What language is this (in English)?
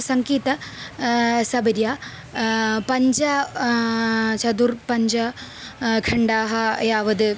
Sanskrit